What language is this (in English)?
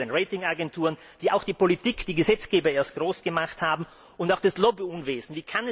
German